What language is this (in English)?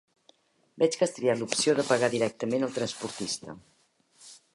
Catalan